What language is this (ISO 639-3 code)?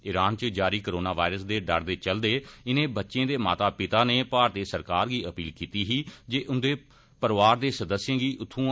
doi